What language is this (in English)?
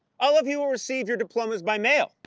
English